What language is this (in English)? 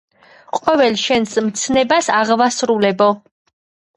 Georgian